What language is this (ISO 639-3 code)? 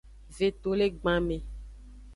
ajg